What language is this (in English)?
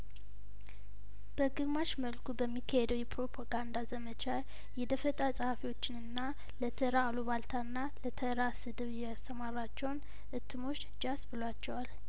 Amharic